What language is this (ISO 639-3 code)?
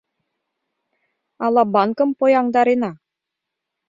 chm